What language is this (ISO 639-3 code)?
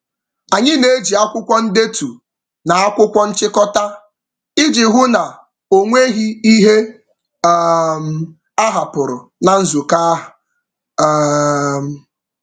ibo